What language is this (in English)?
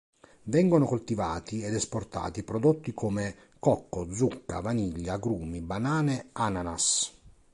Italian